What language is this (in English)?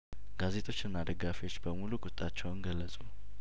Amharic